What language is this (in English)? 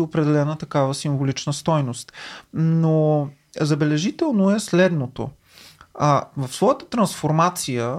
Bulgarian